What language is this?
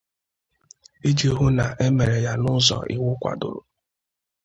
Igbo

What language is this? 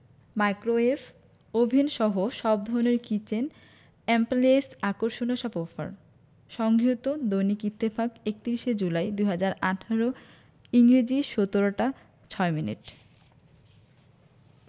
Bangla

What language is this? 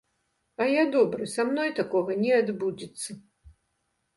Belarusian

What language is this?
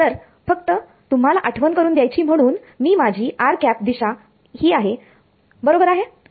Marathi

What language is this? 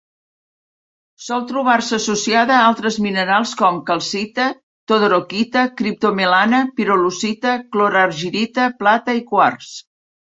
Catalan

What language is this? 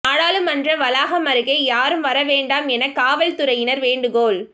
Tamil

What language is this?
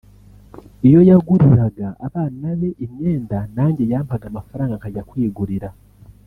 Kinyarwanda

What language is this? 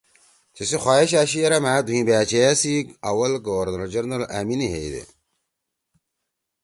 Torwali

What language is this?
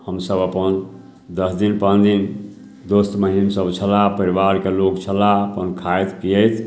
Maithili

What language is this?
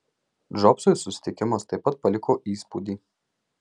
Lithuanian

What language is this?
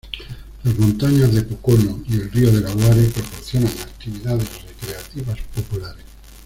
Spanish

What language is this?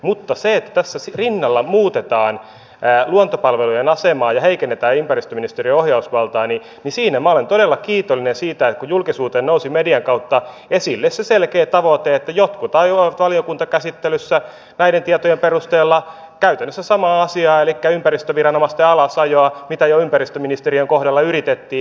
Finnish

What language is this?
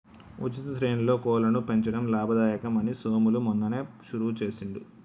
Telugu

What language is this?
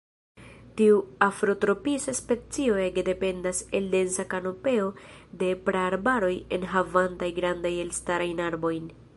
Esperanto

